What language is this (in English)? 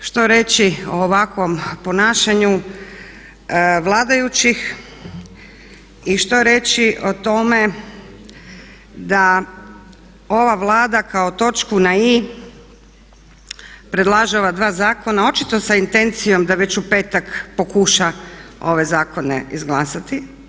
Croatian